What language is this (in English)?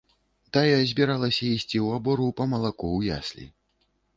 Belarusian